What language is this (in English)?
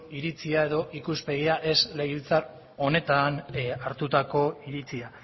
Basque